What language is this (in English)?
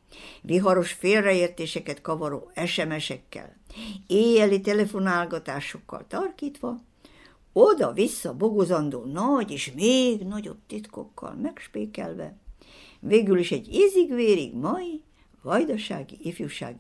Hungarian